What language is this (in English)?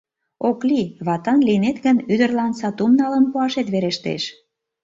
Mari